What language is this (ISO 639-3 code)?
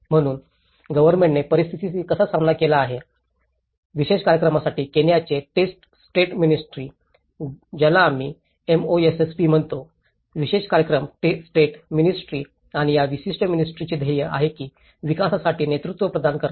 mar